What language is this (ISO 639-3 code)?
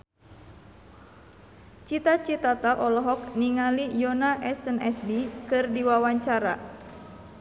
sun